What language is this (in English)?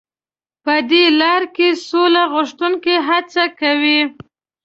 Pashto